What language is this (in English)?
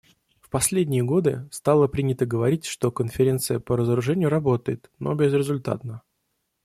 Russian